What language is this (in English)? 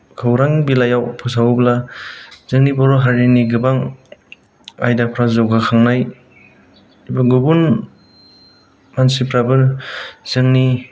Bodo